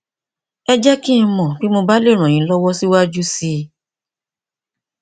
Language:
Yoruba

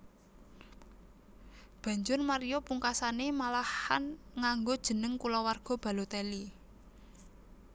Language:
Javanese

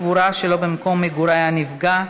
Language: Hebrew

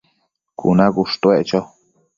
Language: Matsés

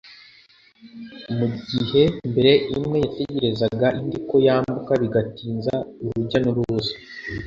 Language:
Kinyarwanda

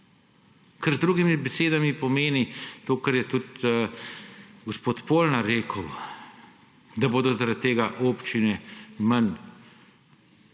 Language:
Slovenian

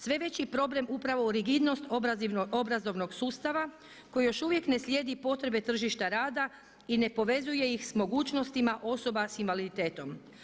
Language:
Croatian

